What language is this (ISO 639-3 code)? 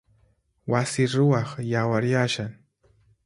qxp